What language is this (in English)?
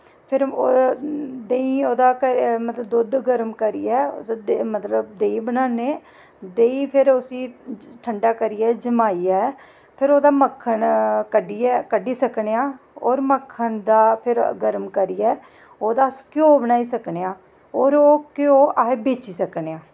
Dogri